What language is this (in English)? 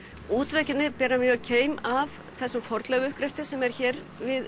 Icelandic